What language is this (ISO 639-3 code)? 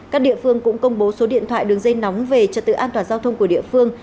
vie